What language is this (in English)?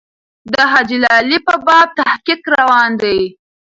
Pashto